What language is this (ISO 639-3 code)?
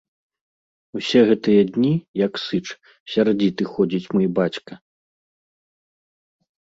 bel